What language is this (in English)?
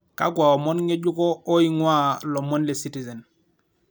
Masai